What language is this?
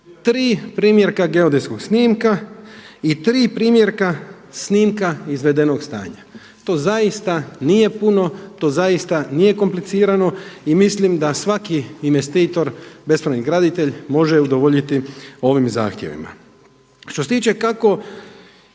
Croatian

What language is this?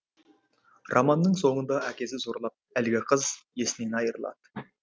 Kazakh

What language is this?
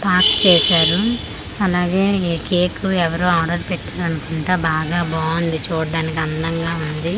Telugu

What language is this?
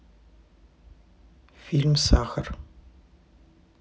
Russian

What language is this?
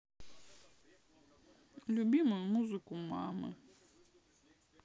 Russian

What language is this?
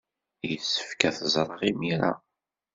Kabyle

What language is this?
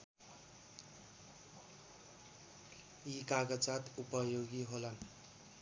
Nepali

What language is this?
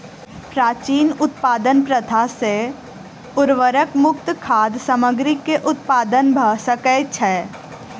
Maithili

